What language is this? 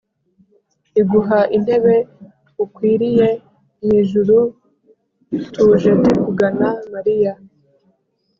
Kinyarwanda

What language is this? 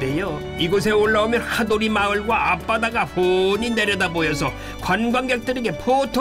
Korean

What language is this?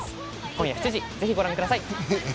Japanese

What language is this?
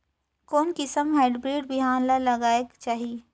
Chhattisgarhi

